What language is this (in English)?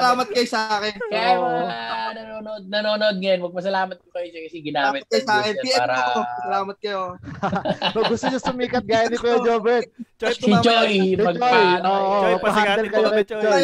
Filipino